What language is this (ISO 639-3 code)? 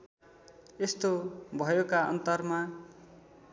nep